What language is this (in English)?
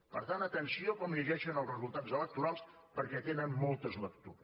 Catalan